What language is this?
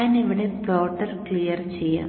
Malayalam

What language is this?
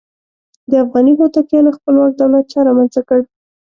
Pashto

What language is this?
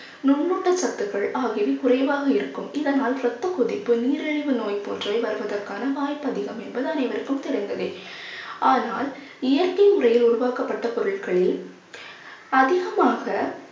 Tamil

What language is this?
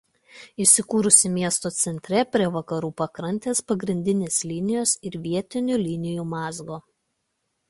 Lithuanian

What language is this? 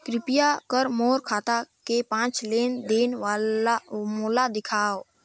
Chhattisgarhi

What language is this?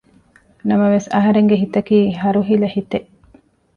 Divehi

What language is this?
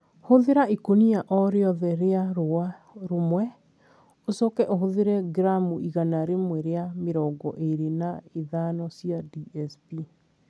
Kikuyu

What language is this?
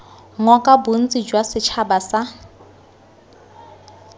Tswana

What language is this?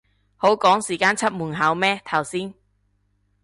Cantonese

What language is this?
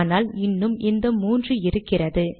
Tamil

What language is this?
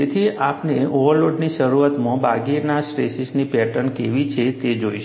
Gujarati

